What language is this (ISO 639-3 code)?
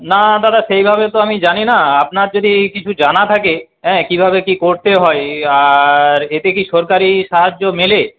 ben